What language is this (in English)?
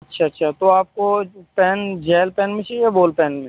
Urdu